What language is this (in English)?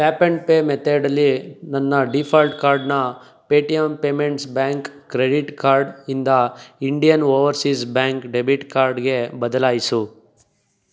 Kannada